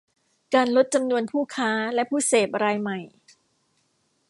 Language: Thai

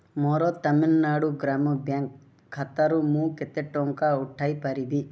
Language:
Odia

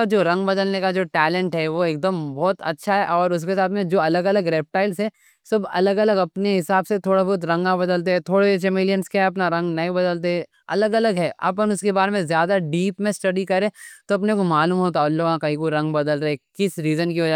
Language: Deccan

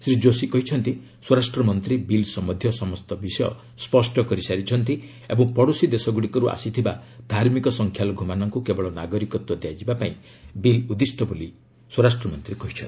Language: Odia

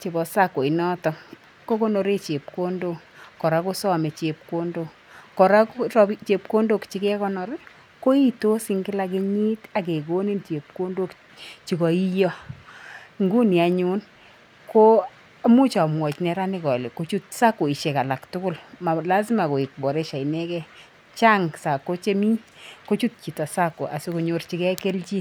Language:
Kalenjin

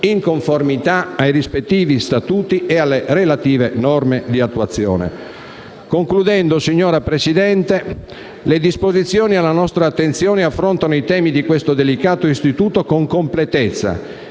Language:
Italian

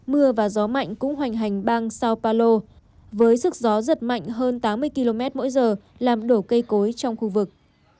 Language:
Vietnamese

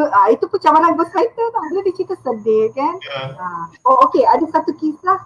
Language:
Malay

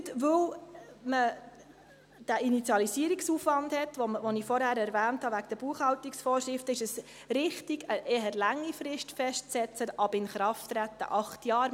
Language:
Swiss German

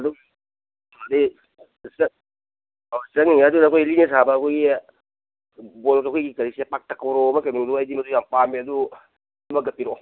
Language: Manipuri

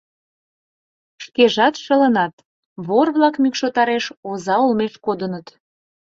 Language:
Mari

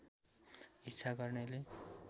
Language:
Nepali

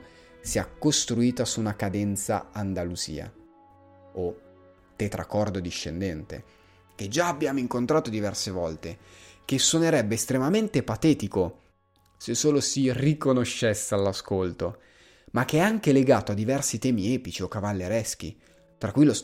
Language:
Italian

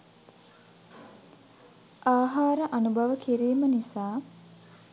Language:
Sinhala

